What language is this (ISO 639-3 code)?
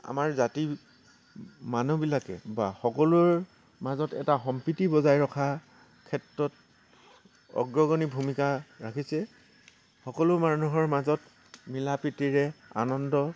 asm